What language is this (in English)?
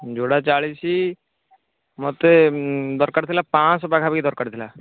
Odia